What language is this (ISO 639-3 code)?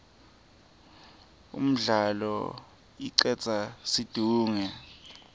ssw